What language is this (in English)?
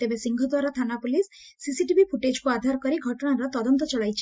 Odia